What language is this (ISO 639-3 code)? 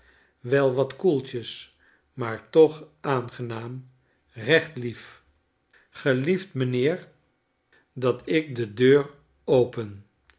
nld